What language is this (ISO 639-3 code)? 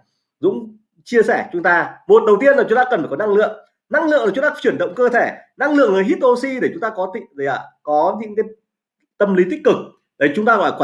vie